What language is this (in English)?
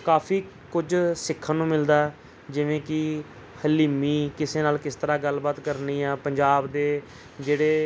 Punjabi